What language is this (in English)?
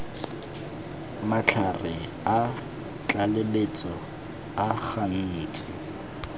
Tswana